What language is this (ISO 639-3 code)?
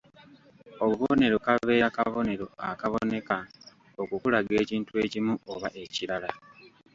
lug